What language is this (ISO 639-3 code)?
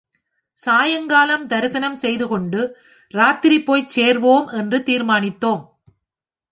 tam